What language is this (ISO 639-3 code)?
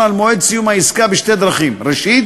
heb